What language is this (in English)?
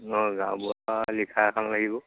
Assamese